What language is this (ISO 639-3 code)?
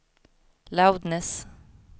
swe